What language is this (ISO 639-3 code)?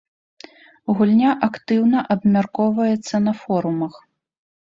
bel